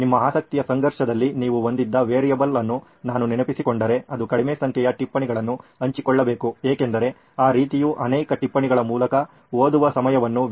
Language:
Kannada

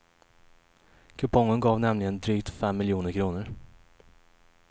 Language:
Swedish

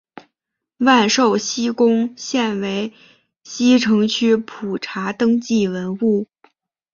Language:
Chinese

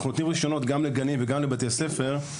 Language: Hebrew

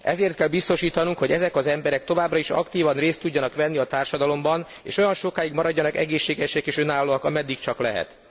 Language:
Hungarian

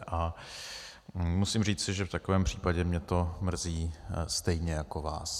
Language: Czech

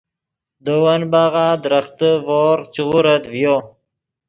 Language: Yidgha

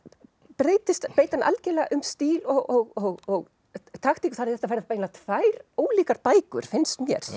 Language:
Icelandic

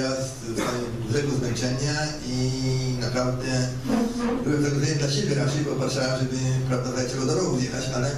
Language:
Polish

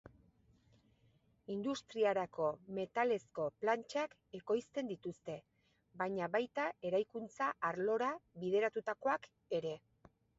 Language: Basque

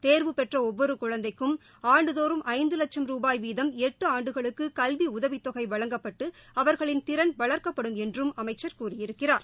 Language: Tamil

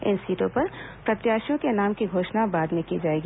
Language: Hindi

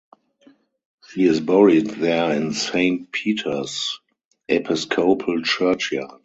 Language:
English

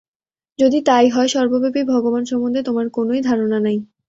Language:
Bangla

